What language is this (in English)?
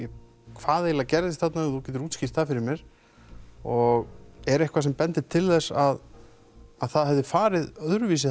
Icelandic